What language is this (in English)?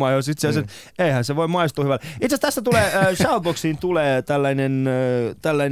Finnish